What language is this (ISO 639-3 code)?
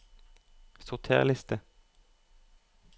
nor